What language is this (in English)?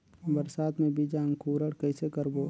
Chhattisgarhi